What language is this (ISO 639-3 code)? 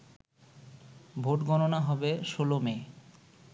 ben